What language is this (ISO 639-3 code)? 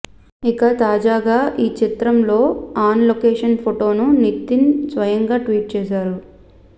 tel